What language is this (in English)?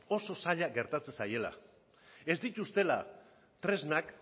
Basque